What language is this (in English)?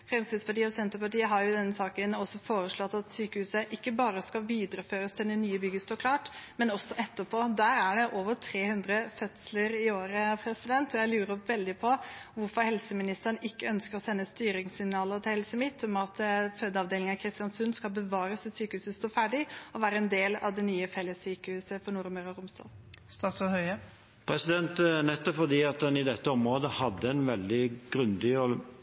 Norwegian Bokmål